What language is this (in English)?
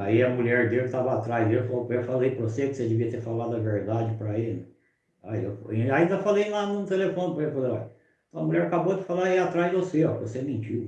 Portuguese